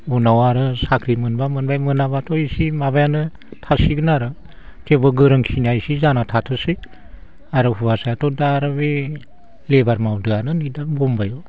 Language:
Bodo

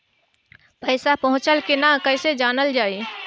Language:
Bhojpuri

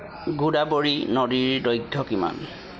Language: Assamese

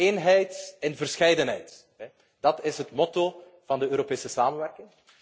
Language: Dutch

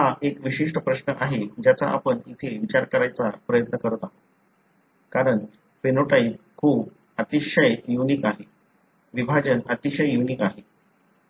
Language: Marathi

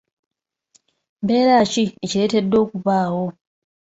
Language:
Ganda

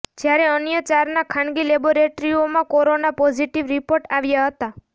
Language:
Gujarati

